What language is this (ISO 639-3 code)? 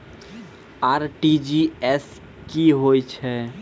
mai